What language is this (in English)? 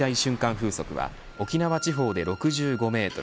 Japanese